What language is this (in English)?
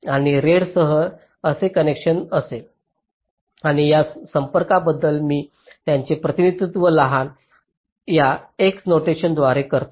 Marathi